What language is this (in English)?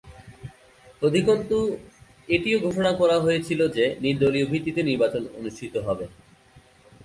Bangla